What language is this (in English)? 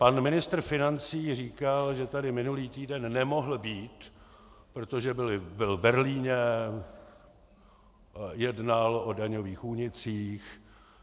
Czech